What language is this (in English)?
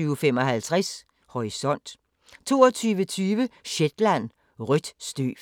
Danish